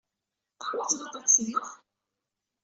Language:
Kabyle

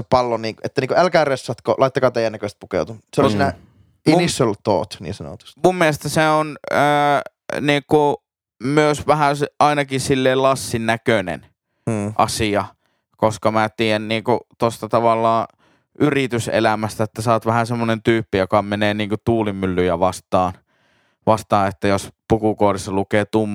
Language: Finnish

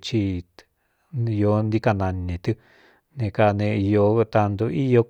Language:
Cuyamecalco Mixtec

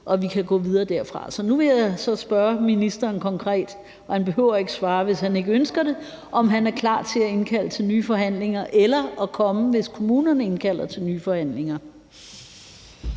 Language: Danish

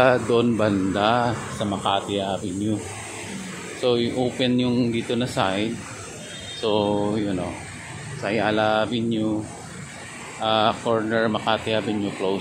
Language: Filipino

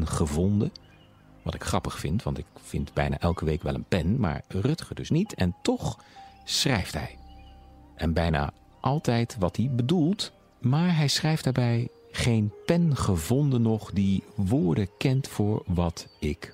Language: Dutch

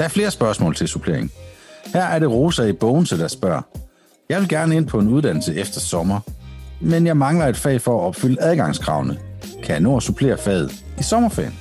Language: Danish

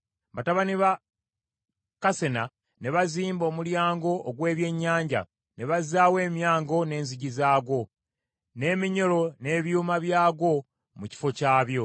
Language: Ganda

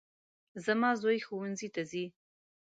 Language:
Pashto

